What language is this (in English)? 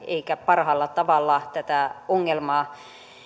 Finnish